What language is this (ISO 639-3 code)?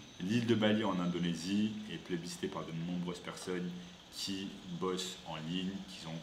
fra